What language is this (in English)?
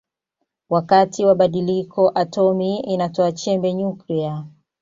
Swahili